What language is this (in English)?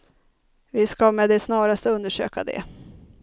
Swedish